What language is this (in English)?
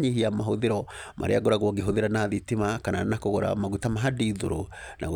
Kikuyu